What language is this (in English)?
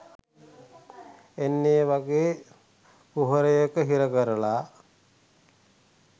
Sinhala